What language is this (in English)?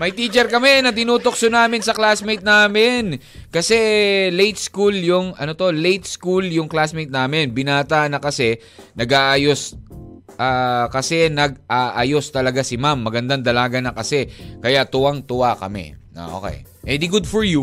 Filipino